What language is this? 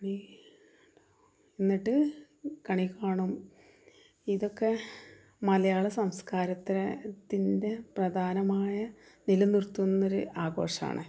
Malayalam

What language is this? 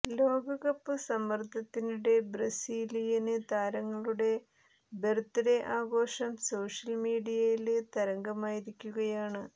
Malayalam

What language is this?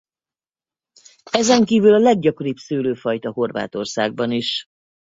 Hungarian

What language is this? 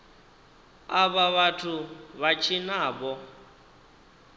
Venda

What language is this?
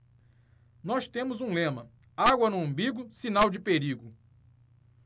Portuguese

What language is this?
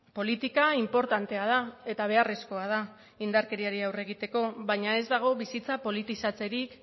Basque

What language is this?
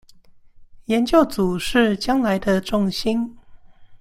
Chinese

